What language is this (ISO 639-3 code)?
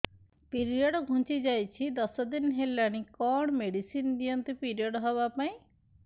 ori